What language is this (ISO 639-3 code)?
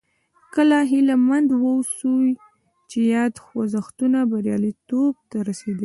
pus